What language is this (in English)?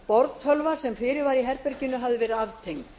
Icelandic